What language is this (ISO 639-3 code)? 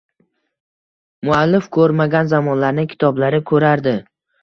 uzb